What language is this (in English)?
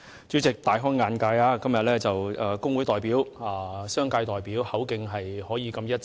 Cantonese